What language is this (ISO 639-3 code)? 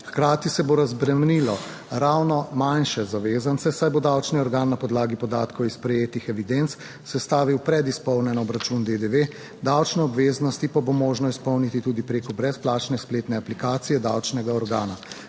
slv